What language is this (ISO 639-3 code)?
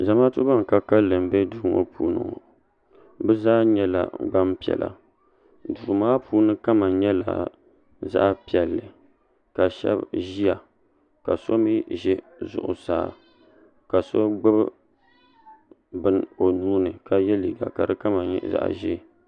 dag